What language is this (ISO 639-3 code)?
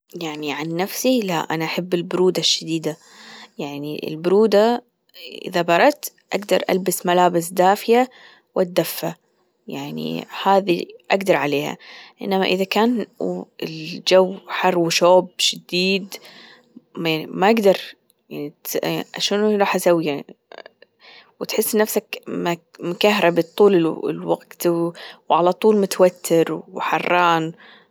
afb